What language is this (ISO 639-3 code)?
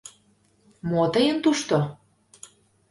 chm